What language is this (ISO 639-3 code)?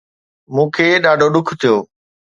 snd